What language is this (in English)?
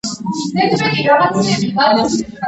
Georgian